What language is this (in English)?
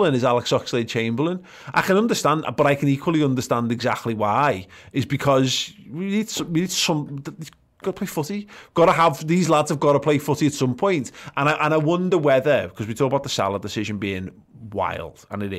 English